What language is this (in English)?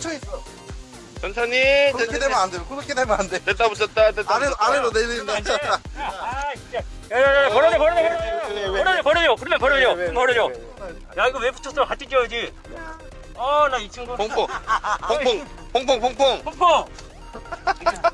Korean